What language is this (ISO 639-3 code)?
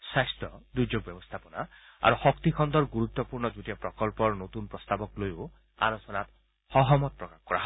asm